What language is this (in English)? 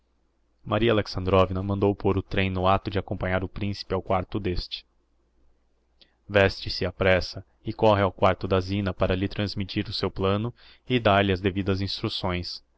Portuguese